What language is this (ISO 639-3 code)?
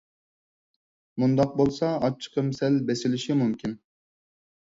uig